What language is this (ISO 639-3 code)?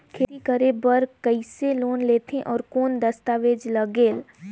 hne